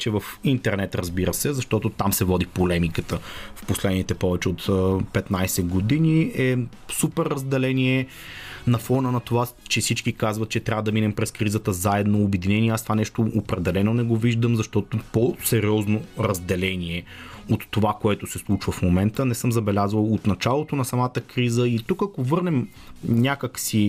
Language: Bulgarian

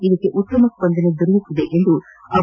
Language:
Kannada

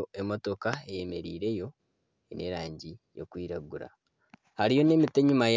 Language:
Nyankole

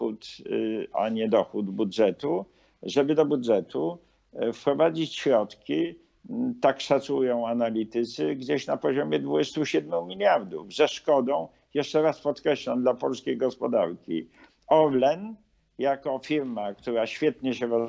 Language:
Polish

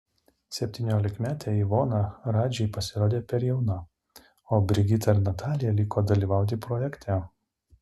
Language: Lithuanian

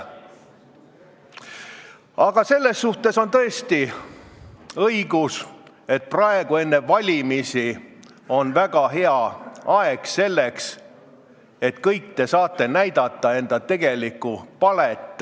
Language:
Estonian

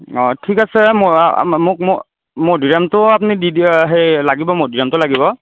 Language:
Assamese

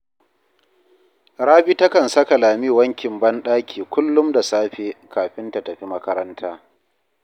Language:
Hausa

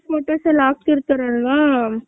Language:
Kannada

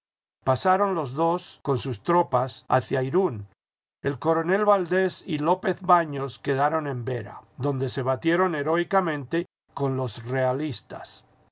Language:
Spanish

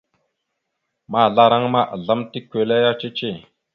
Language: Mada (Cameroon)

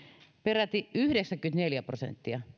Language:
Finnish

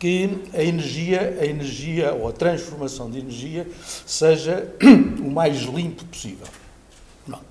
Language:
Portuguese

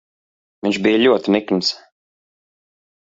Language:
Latvian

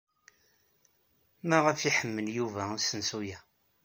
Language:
Kabyle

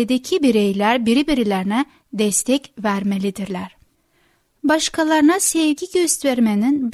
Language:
Turkish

